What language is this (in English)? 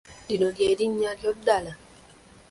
Ganda